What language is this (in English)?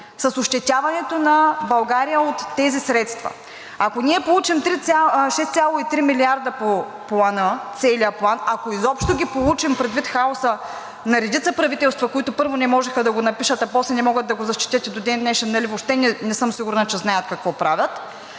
Bulgarian